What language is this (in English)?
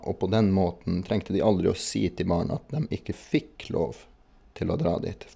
Norwegian